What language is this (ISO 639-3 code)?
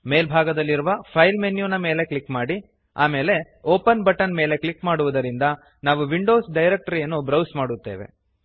kan